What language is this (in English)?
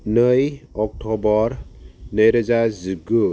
Bodo